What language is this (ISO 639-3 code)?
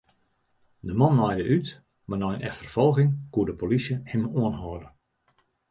fry